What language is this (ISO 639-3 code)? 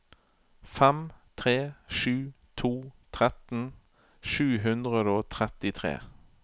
nor